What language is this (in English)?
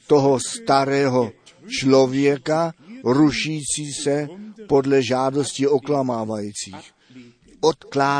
Czech